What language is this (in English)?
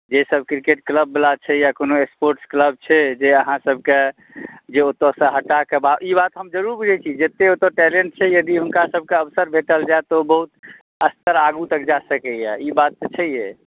Maithili